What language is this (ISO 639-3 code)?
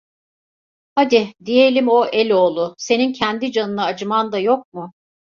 tur